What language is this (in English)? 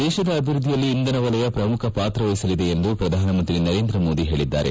Kannada